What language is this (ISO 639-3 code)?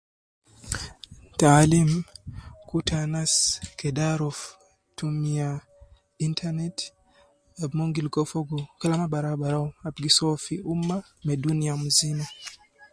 kcn